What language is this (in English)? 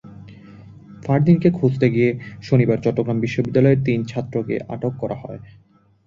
Bangla